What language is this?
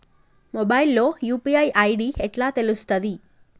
Telugu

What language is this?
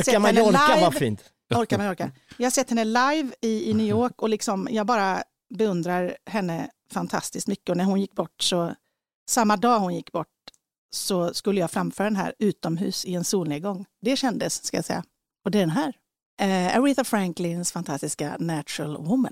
Swedish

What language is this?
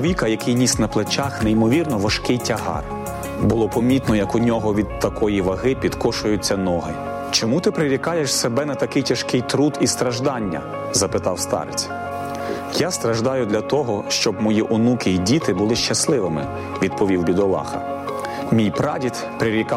Ukrainian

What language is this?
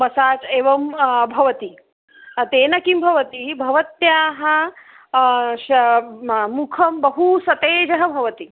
Sanskrit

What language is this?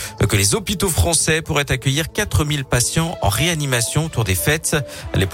French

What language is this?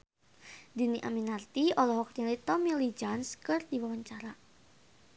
Sundanese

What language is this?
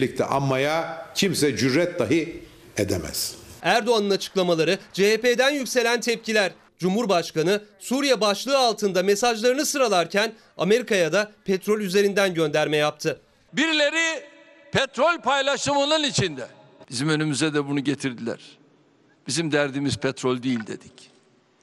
Turkish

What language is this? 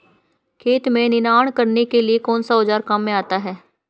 Hindi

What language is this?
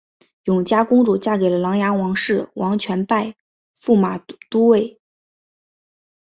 Chinese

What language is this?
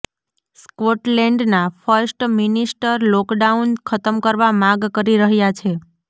Gujarati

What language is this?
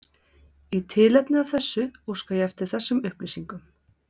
Icelandic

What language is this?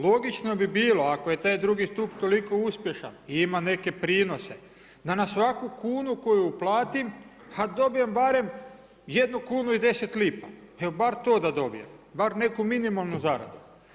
Croatian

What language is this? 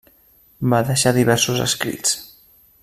Catalan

